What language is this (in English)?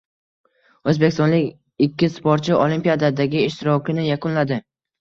Uzbek